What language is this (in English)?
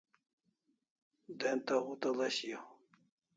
Kalasha